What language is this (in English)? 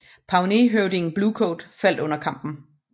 Danish